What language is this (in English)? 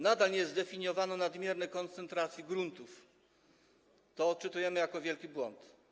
Polish